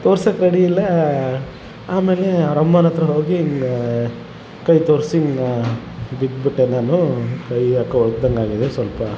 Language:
Kannada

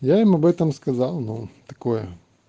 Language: Russian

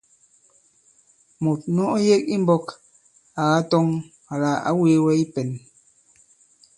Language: Bankon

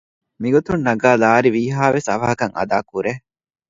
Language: Divehi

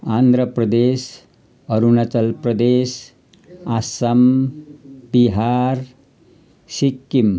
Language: Nepali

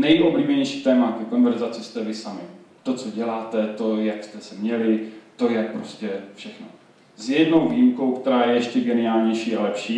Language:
Czech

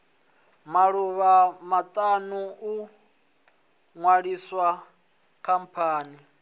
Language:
Venda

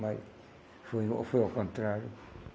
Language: Portuguese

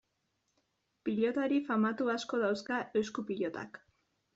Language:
Basque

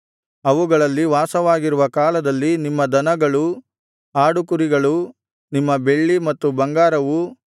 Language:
Kannada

